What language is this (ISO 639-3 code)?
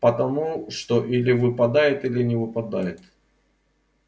rus